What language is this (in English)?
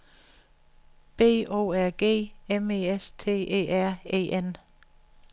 Danish